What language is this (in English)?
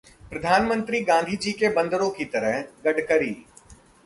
Hindi